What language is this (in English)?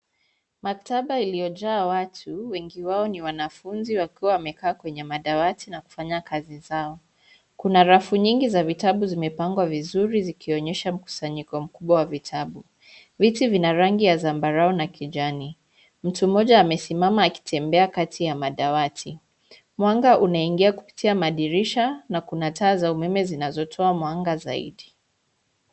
Swahili